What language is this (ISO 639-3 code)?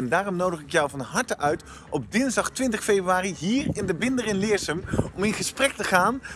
nld